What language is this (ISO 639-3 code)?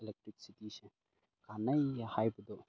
mni